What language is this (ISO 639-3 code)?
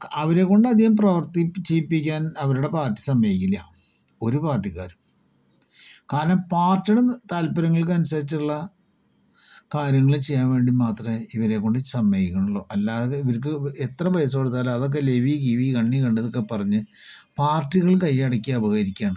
mal